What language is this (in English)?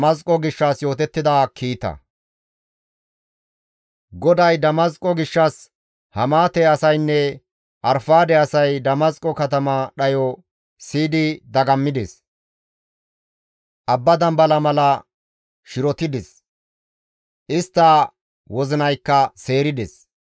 Gamo